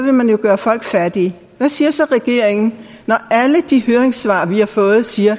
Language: Danish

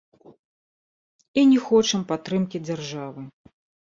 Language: Belarusian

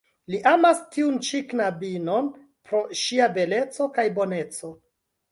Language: Esperanto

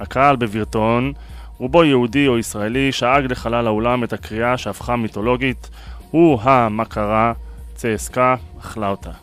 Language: Hebrew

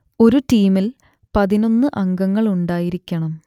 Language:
Malayalam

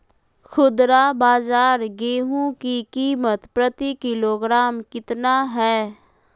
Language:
Magahi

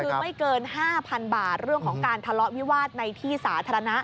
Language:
Thai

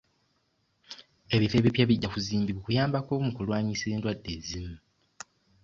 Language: Ganda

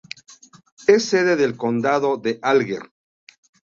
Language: Spanish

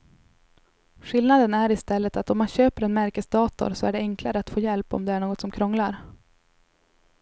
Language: Swedish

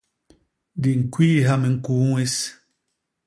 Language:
Basaa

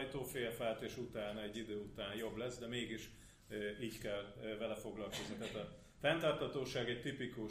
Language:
Hungarian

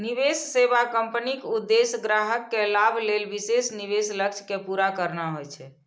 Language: Maithili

